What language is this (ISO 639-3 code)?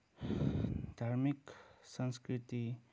nep